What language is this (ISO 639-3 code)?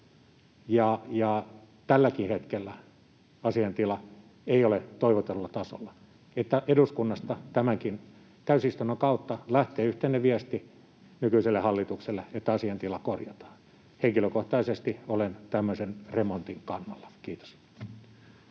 fin